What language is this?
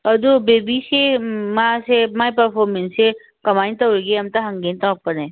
Manipuri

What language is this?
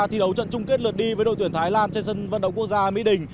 Vietnamese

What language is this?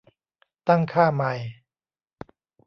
Thai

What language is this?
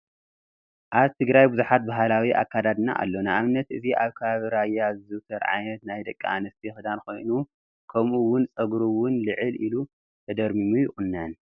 Tigrinya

